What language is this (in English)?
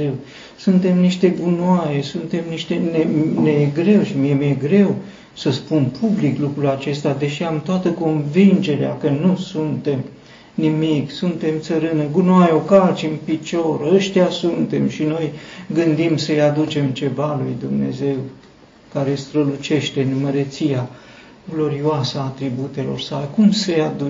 Romanian